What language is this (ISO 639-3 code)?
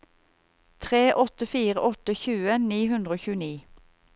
nor